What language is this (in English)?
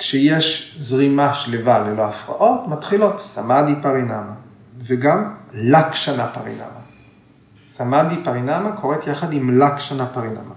Hebrew